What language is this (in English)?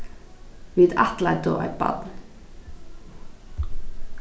Faroese